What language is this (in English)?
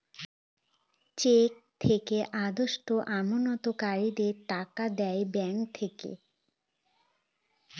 Bangla